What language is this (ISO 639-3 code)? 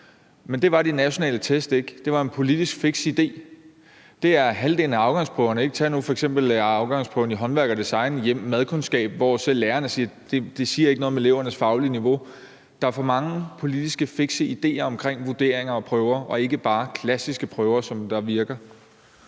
dan